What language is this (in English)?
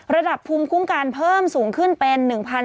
Thai